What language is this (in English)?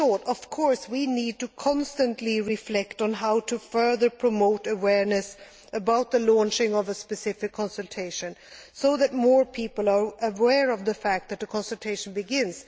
English